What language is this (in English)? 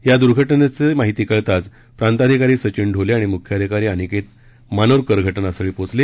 Marathi